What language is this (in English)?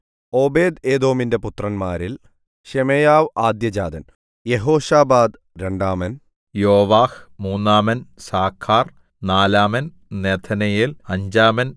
Malayalam